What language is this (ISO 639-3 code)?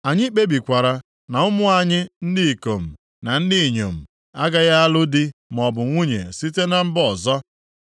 ibo